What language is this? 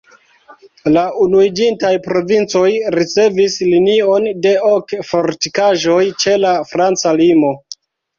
Esperanto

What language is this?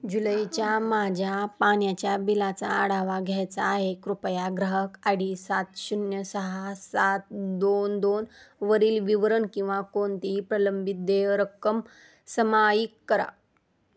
Marathi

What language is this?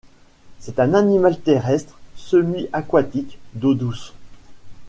French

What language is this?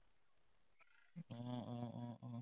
Assamese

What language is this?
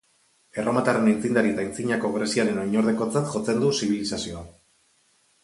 Basque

